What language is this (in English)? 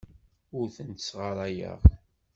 Kabyle